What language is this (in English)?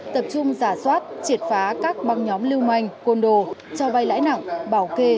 Vietnamese